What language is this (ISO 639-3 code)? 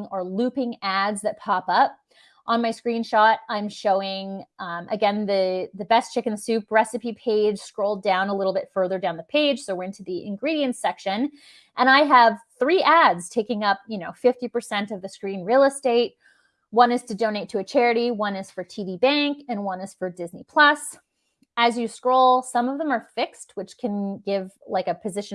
eng